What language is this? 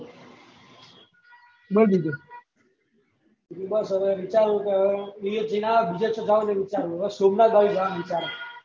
Gujarati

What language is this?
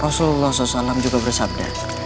Indonesian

